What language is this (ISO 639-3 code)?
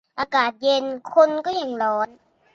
tha